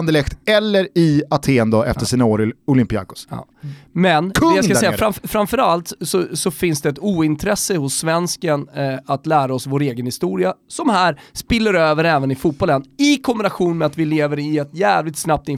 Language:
Swedish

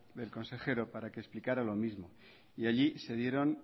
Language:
Spanish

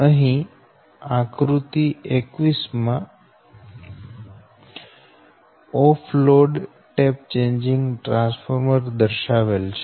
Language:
Gujarati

